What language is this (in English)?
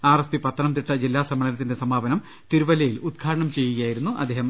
Malayalam